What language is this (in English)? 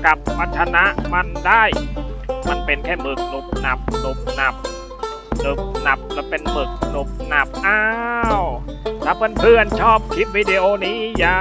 Thai